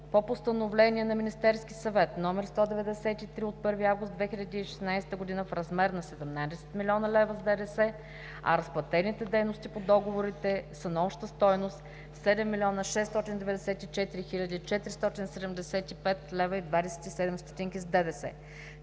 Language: Bulgarian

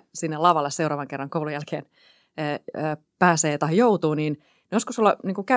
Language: Finnish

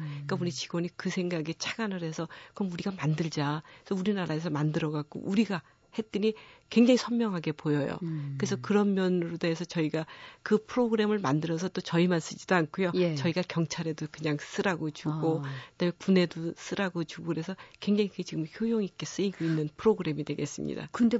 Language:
Korean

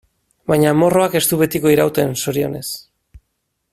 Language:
Basque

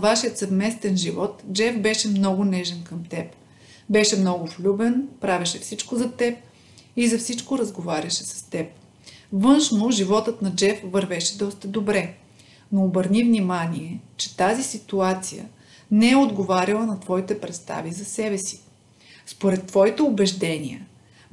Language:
Bulgarian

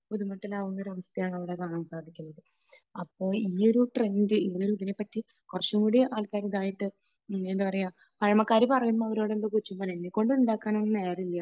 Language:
Malayalam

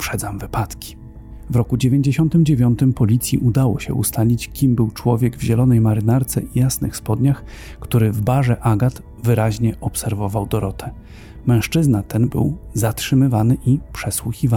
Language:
Polish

